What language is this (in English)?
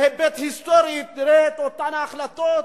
Hebrew